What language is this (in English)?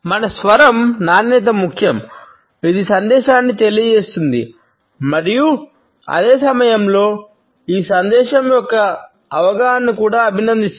Telugu